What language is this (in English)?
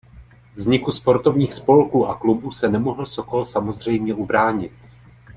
Czech